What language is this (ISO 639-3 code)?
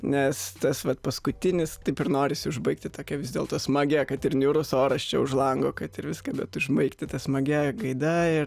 lit